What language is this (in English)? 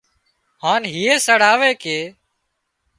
Wadiyara Koli